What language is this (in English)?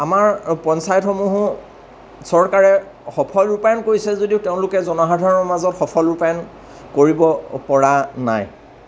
Assamese